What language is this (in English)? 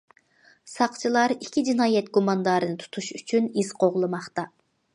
Uyghur